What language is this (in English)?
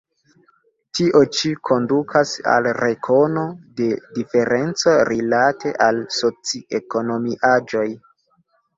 Esperanto